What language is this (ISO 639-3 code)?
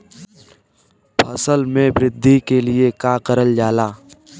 bho